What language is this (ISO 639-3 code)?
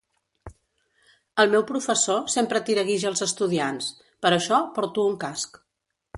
cat